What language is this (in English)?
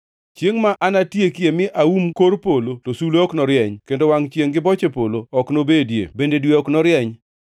Luo (Kenya and Tanzania)